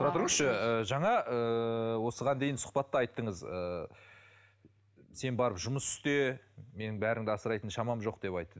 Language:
Kazakh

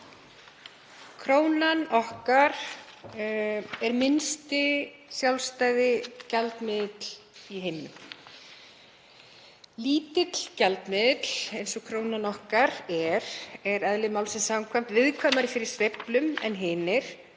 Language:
Icelandic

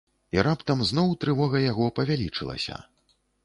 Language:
Belarusian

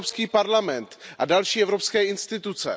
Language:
Czech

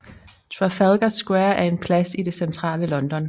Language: Danish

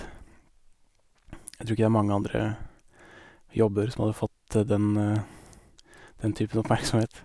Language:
Norwegian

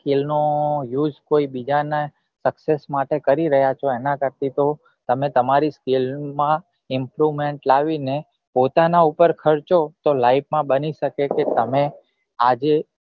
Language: Gujarati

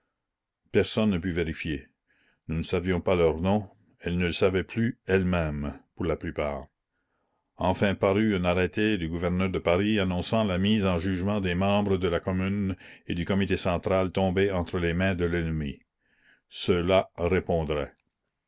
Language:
French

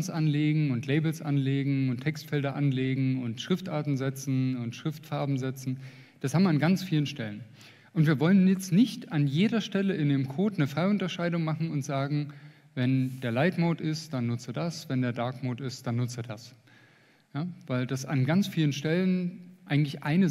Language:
German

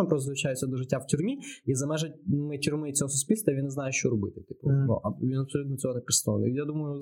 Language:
Ukrainian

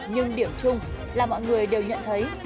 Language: Vietnamese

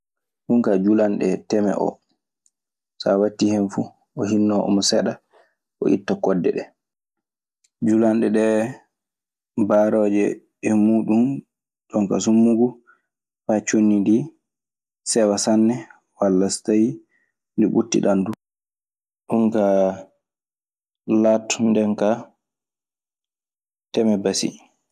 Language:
Maasina Fulfulde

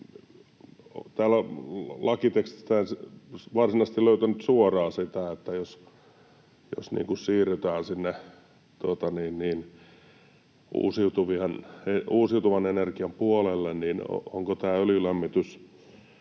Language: Finnish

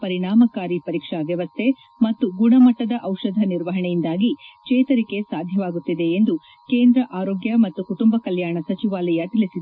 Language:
Kannada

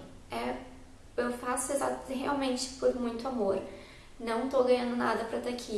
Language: Portuguese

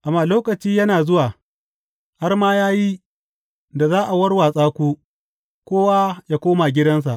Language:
Hausa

